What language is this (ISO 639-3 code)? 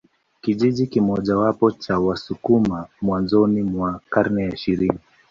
swa